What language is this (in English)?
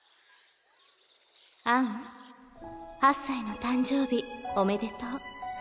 Japanese